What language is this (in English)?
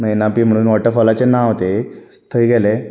Konkani